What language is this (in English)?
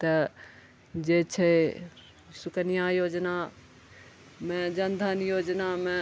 Maithili